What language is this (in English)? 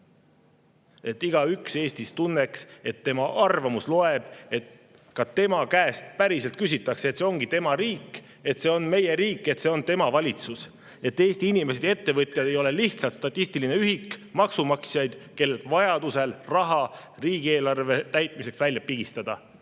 Estonian